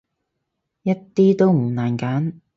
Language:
Cantonese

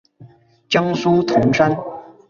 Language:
Chinese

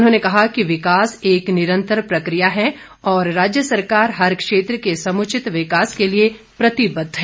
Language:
Hindi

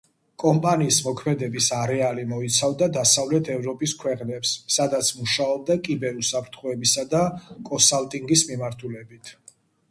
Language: Georgian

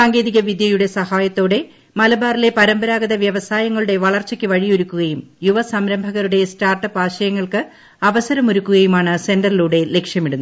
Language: Malayalam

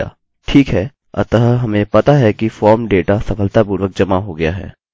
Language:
Hindi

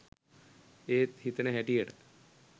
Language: Sinhala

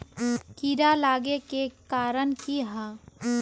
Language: Magahi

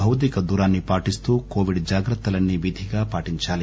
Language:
Telugu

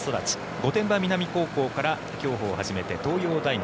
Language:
Japanese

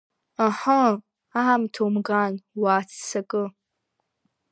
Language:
Abkhazian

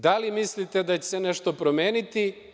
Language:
Serbian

